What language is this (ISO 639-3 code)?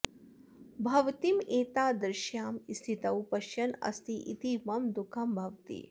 san